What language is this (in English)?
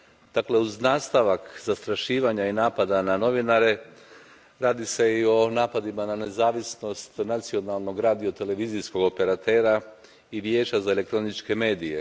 Croatian